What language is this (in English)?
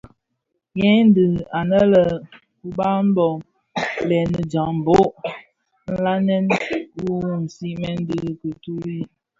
Bafia